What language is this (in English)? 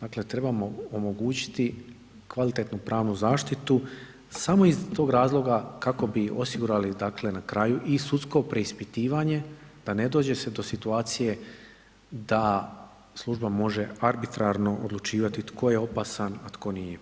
Croatian